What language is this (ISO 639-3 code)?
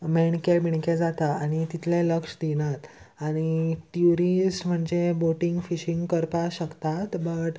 kok